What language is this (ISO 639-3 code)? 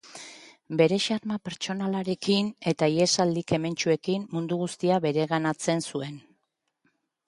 eus